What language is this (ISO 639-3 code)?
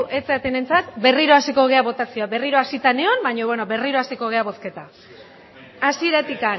eus